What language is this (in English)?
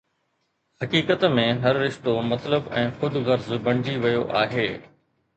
Sindhi